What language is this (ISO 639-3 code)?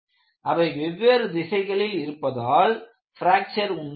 tam